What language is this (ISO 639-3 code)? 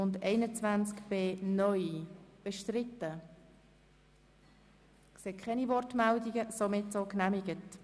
gsw